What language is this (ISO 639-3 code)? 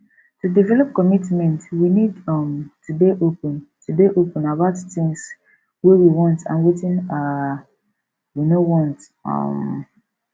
pcm